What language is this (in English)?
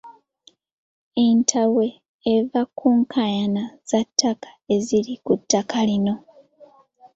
Ganda